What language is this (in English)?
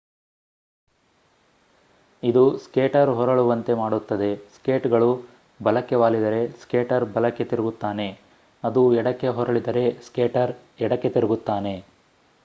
Kannada